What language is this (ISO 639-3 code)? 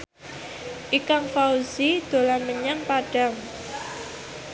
jav